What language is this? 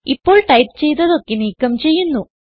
Malayalam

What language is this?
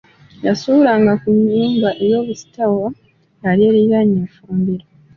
Ganda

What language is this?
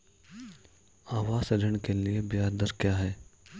Hindi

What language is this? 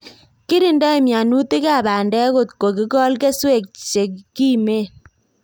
Kalenjin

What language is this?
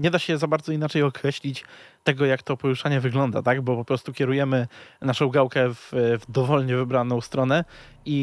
Polish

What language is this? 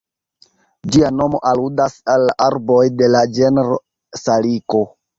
Esperanto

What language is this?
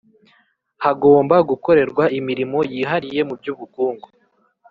Kinyarwanda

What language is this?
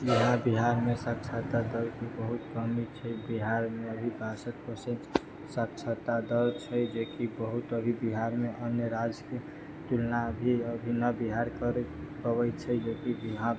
Maithili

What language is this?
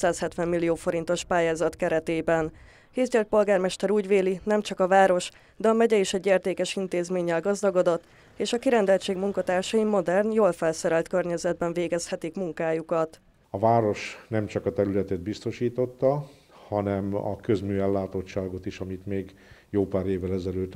Hungarian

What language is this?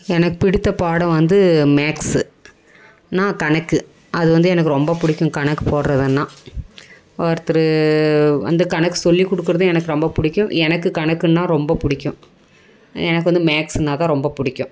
Tamil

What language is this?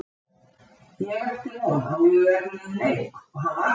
Icelandic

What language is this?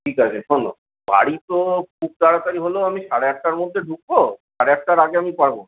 Bangla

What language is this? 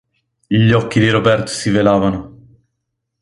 Italian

